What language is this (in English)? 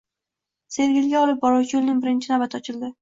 Uzbek